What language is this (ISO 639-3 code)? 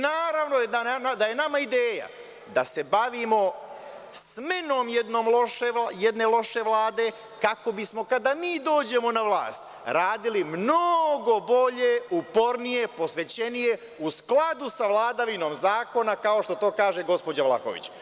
srp